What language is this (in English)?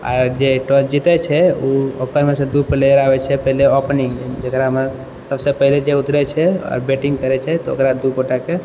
Maithili